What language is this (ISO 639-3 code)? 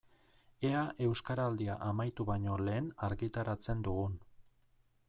eus